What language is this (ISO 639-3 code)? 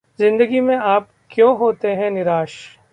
hin